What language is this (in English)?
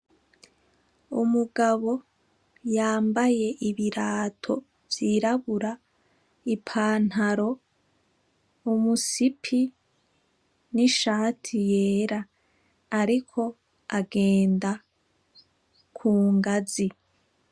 Rundi